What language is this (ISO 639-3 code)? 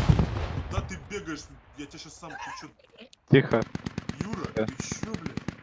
rus